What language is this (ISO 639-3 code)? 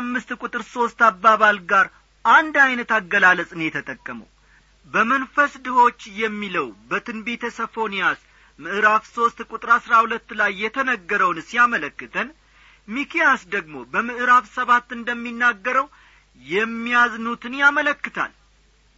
amh